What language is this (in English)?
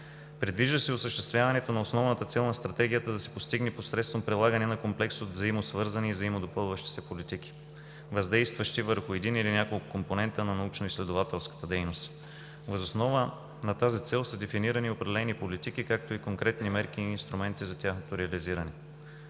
Bulgarian